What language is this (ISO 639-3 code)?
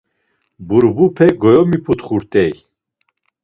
lzz